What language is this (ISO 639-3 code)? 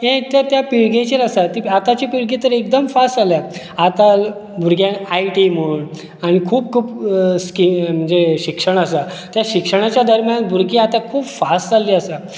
kok